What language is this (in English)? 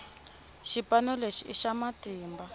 Tsonga